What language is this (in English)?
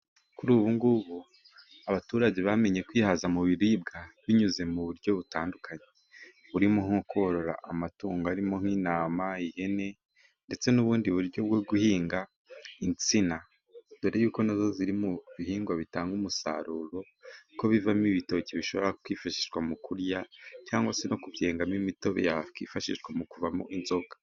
Kinyarwanda